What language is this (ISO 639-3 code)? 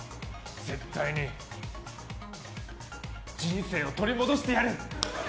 jpn